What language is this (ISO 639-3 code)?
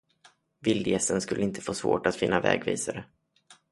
swe